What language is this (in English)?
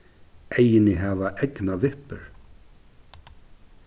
Faroese